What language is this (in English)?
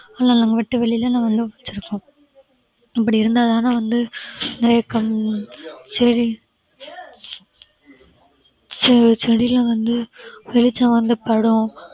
Tamil